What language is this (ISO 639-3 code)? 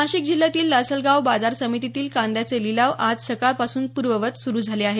mar